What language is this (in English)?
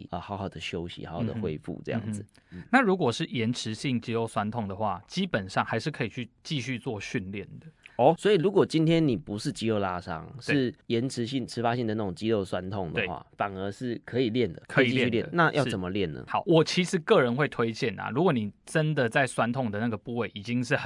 Chinese